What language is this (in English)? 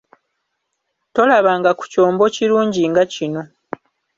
Ganda